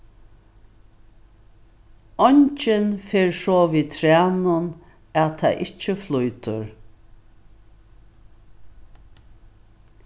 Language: Faroese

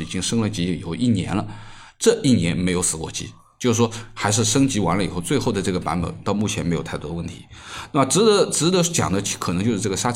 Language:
Chinese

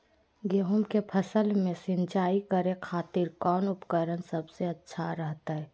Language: Magahi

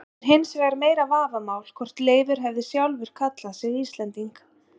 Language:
Icelandic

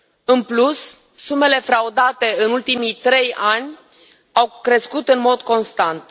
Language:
Romanian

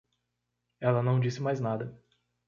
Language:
Portuguese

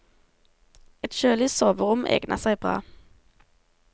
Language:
Norwegian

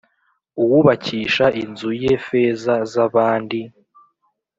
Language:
Kinyarwanda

